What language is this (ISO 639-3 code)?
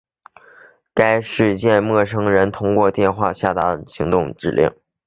zho